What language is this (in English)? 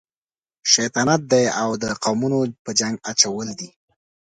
Pashto